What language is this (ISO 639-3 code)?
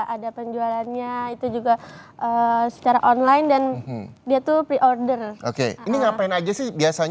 ind